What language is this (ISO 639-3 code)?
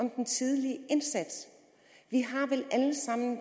dan